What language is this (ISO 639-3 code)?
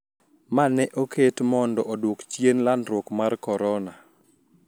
luo